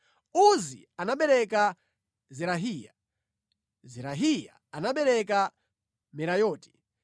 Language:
Nyanja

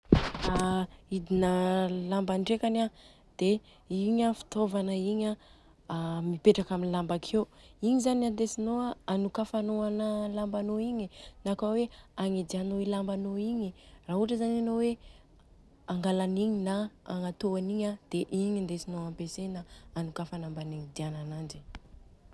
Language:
Southern Betsimisaraka Malagasy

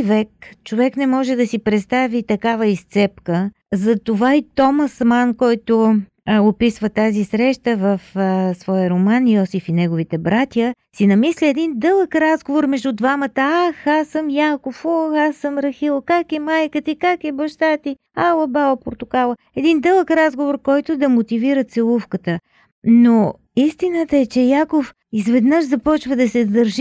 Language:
Bulgarian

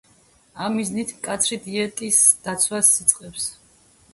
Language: Georgian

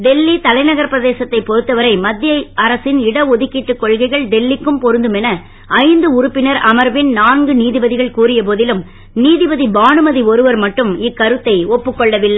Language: Tamil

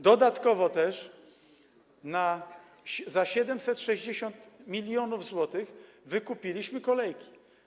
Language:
Polish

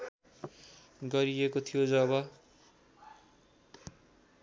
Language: Nepali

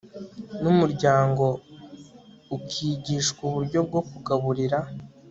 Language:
Kinyarwanda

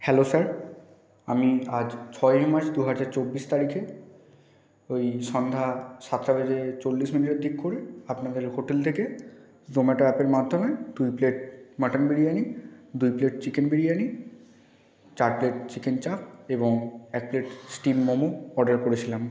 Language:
Bangla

